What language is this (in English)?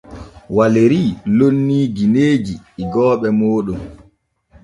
Borgu Fulfulde